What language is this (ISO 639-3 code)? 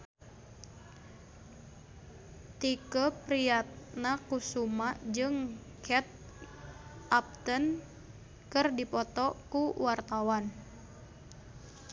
sun